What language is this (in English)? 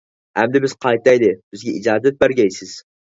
Uyghur